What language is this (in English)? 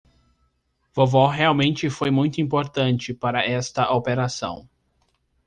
Portuguese